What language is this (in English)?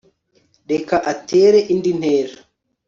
Kinyarwanda